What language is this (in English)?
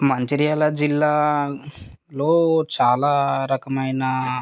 Telugu